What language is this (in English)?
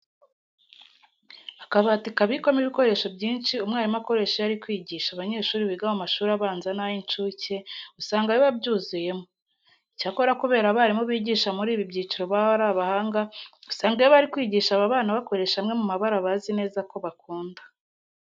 Kinyarwanda